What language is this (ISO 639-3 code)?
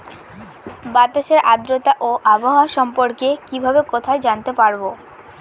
ben